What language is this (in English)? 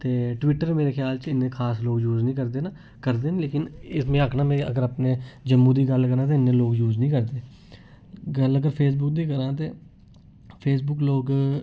Dogri